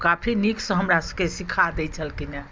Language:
Maithili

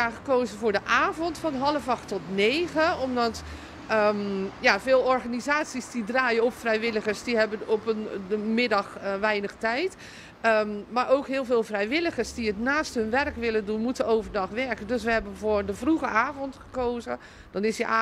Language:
Dutch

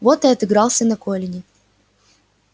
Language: Russian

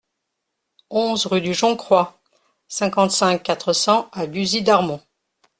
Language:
French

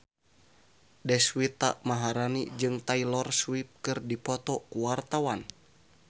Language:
Sundanese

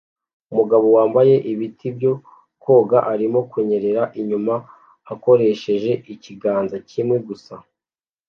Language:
Kinyarwanda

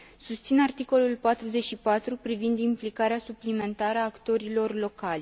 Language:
Romanian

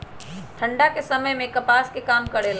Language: Magahi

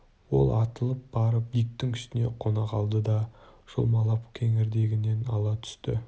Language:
Kazakh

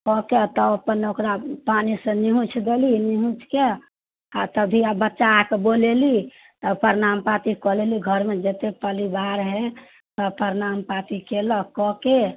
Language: Maithili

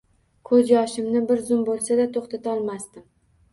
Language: Uzbek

